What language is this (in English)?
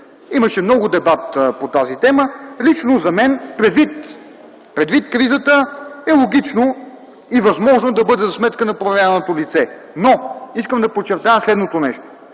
Bulgarian